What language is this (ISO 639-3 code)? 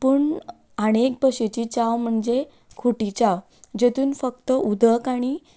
kok